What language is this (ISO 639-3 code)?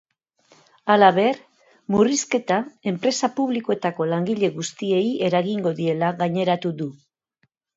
eus